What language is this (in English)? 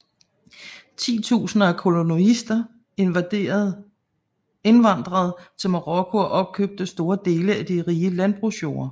Danish